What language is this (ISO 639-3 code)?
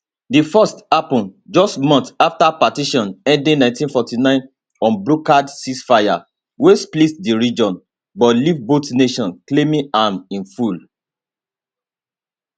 pcm